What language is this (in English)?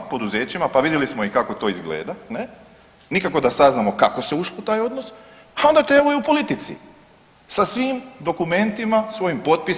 Croatian